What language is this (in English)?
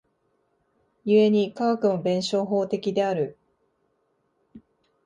Japanese